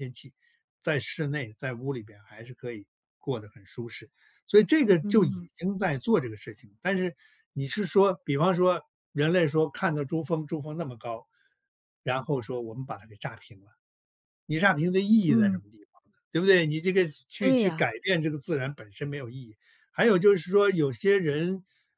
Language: Chinese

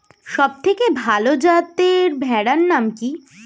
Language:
Bangla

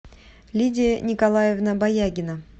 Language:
Russian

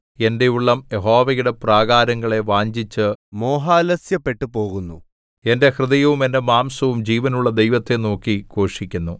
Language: Malayalam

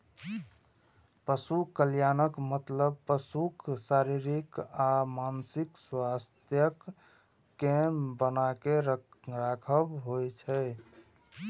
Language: Maithili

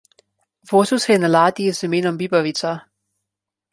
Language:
Slovenian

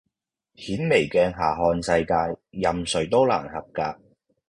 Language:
Cantonese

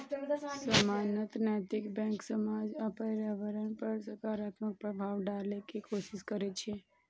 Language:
Maithili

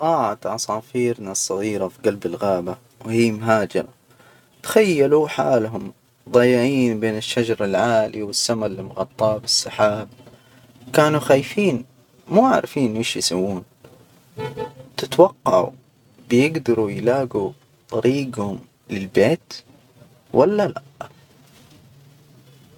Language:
Hijazi Arabic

